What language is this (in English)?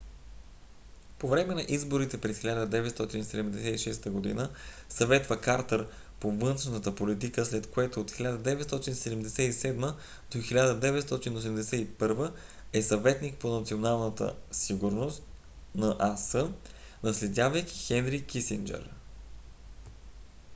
Bulgarian